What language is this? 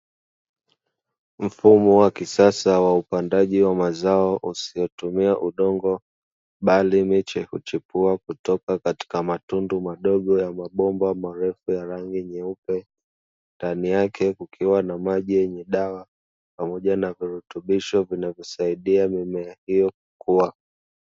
Swahili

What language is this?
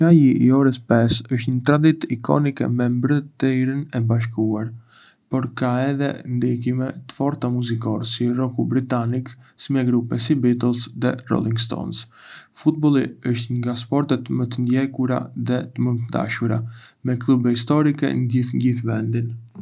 Arbëreshë Albanian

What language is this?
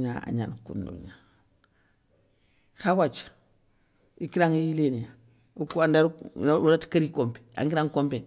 Soninke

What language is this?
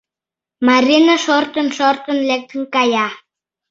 Mari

